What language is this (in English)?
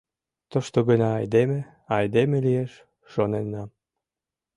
Mari